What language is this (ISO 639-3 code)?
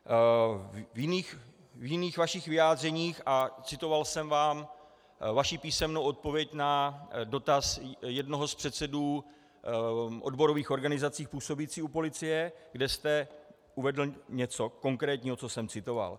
ces